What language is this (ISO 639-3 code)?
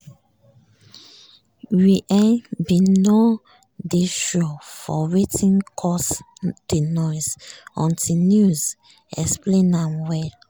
pcm